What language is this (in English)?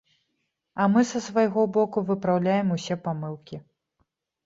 Belarusian